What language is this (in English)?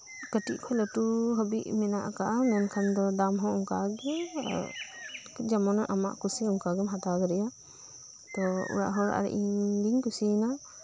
Santali